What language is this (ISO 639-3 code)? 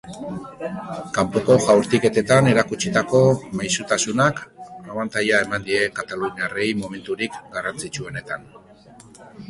eus